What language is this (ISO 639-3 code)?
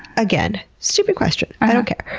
eng